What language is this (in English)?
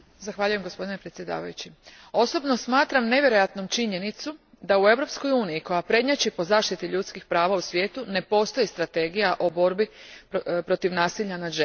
Croatian